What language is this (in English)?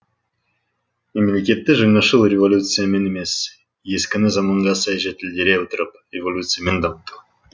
Kazakh